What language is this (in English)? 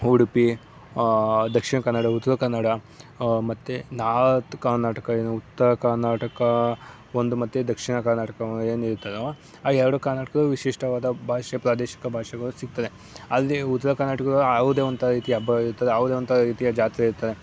Kannada